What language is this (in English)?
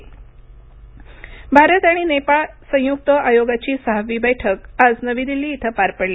Marathi